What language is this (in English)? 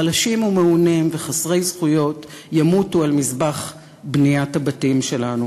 Hebrew